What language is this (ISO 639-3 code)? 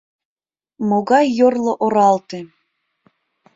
chm